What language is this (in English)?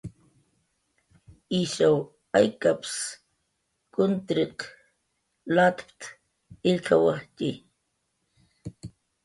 Jaqaru